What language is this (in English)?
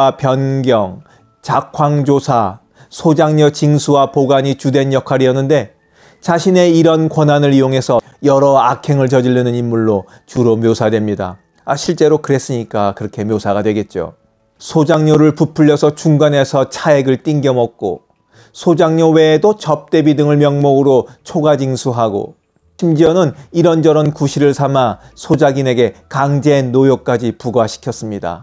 Korean